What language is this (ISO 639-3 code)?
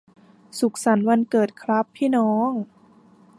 tha